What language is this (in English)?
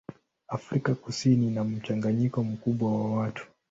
Swahili